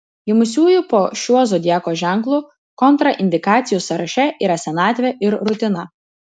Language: Lithuanian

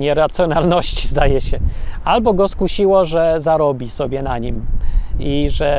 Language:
Polish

